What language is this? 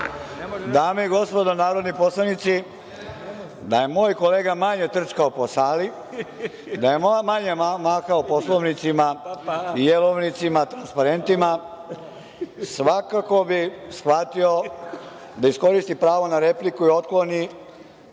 Serbian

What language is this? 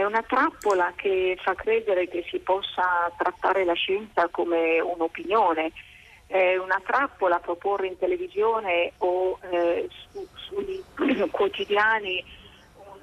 Italian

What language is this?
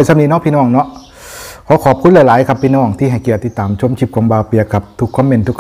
Thai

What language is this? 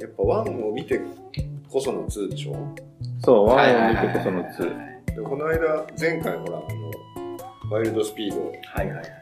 Japanese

